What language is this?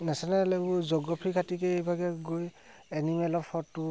Assamese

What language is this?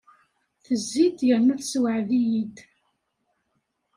Kabyle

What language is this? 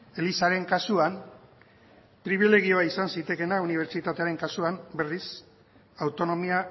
Basque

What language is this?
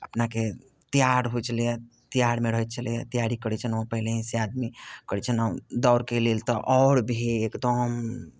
Maithili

